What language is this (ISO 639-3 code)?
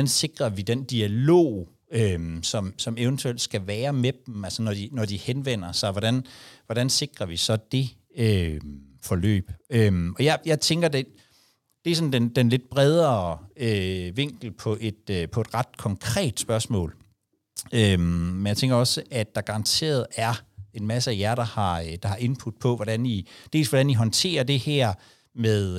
dan